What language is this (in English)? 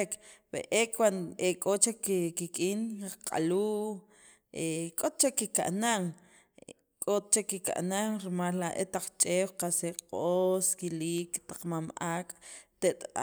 Sacapulteco